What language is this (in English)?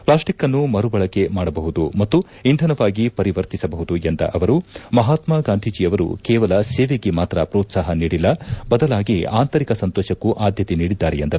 Kannada